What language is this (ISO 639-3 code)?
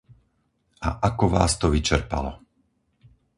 slk